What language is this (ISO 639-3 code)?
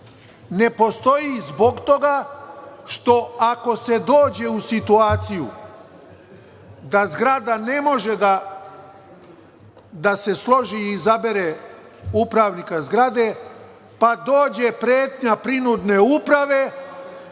srp